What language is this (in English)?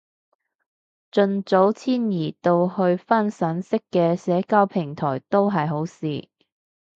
Cantonese